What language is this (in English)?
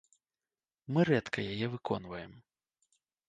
Belarusian